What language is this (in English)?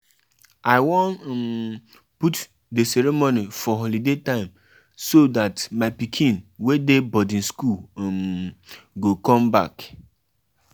Nigerian Pidgin